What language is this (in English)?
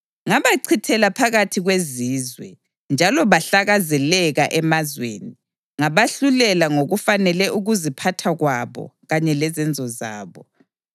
North Ndebele